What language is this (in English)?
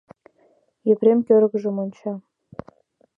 Mari